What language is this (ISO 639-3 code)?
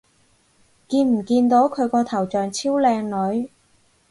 yue